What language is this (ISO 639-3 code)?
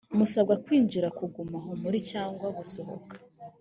kin